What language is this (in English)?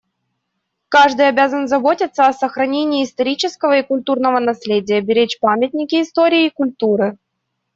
Russian